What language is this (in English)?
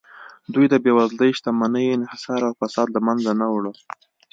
Pashto